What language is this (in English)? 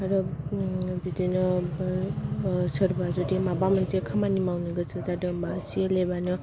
Bodo